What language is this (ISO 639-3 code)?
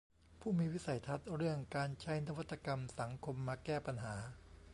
tha